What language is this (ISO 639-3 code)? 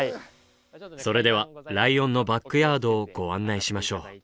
jpn